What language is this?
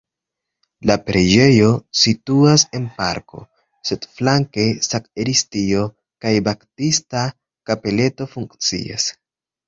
Esperanto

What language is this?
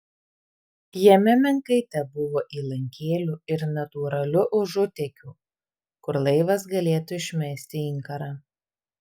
Lithuanian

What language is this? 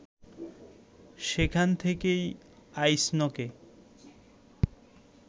Bangla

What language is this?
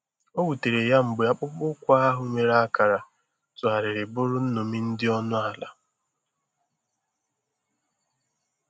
Igbo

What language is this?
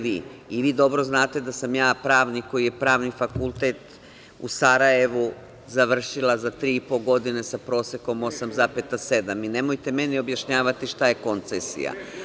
Serbian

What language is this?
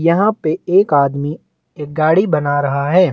Hindi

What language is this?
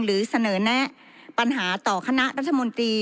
Thai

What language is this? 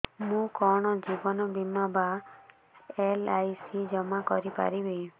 Odia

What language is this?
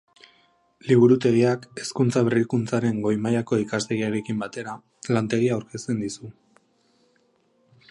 Basque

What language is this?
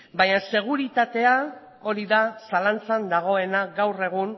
Basque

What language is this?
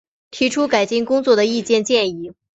Chinese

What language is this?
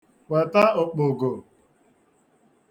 Igbo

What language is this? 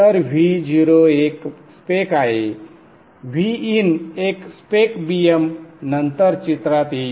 Marathi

